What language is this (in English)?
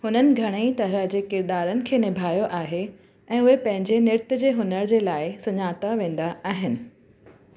Sindhi